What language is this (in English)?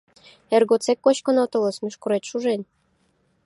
Mari